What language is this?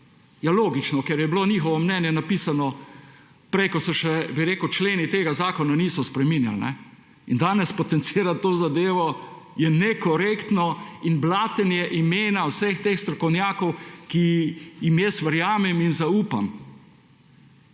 Slovenian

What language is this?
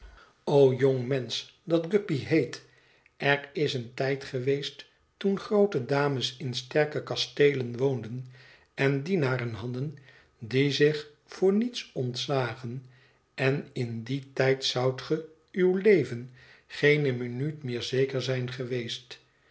Dutch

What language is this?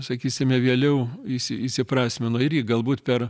Lithuanian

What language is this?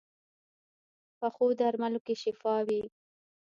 Pashto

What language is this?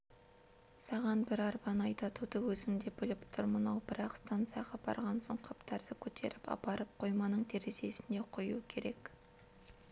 Kazakh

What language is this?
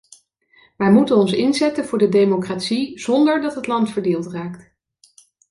Dutch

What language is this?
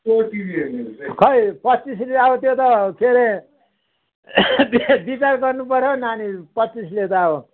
Nepali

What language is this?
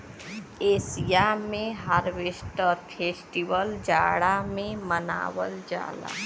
Bhojpuri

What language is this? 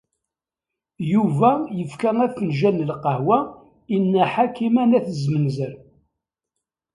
Kabyle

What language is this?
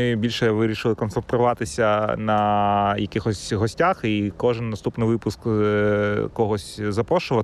Ukrainian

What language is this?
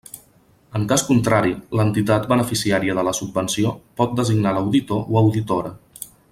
Catalan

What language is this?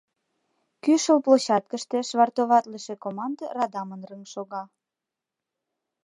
Mari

